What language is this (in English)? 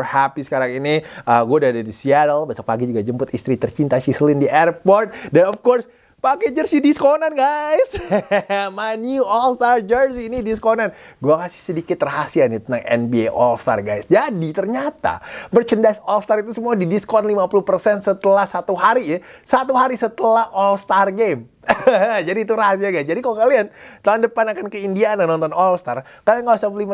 Indonesian